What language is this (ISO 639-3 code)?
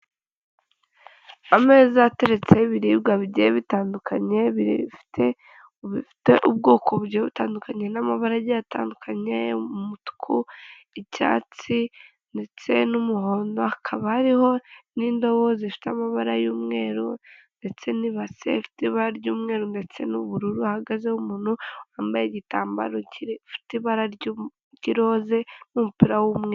kin